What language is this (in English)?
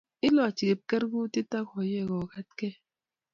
Kalenjin